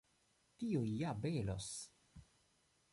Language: Esperanto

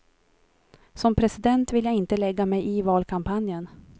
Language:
Swedish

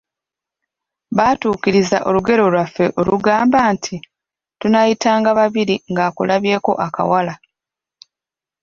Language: Ganda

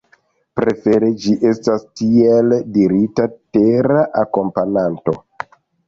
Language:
Esperanto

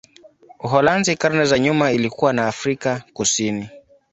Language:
Swahili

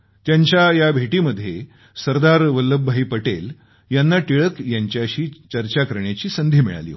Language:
Marathi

